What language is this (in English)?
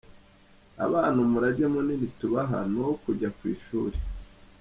Kinyarwanda